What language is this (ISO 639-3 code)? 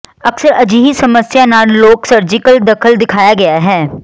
pan